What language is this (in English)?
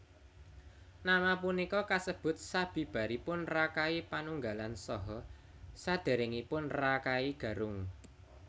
Javanese